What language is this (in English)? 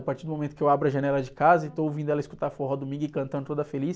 Portuguese